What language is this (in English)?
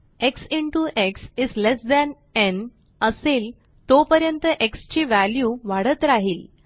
Marathi